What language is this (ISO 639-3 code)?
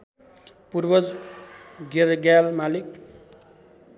nep